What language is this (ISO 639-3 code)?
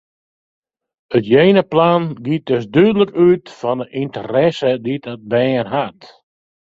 fry